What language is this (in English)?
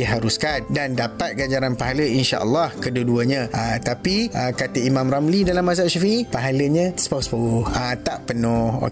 Malay